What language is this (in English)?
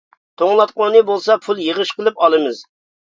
Uyghur